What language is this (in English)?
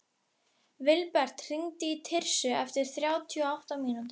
Icelandic